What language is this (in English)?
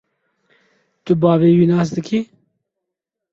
Kurdish